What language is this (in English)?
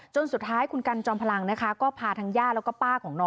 Thai